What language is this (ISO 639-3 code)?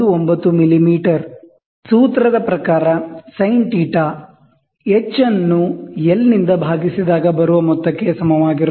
kan